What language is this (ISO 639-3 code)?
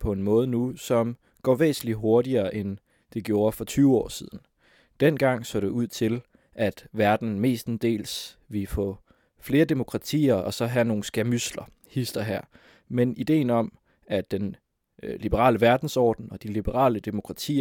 dan